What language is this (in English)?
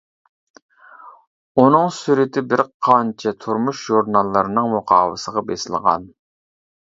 Uyghur